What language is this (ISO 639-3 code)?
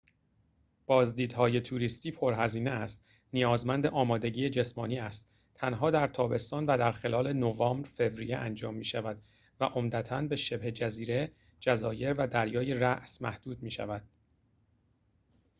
fas